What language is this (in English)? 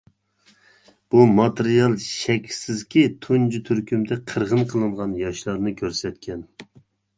Uyghur